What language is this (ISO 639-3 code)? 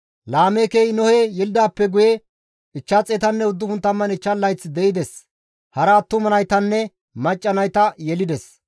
gmv